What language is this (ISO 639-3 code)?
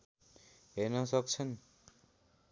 nep